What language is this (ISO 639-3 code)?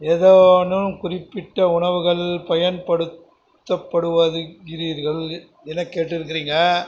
tam